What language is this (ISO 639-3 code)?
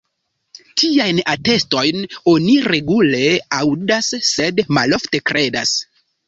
epo